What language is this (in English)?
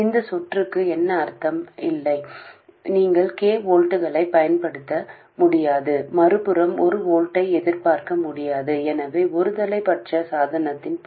Tamil